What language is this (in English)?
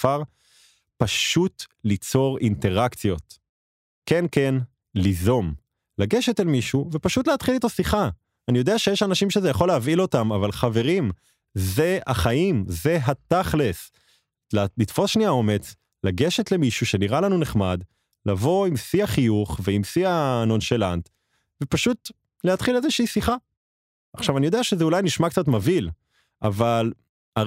Hebrew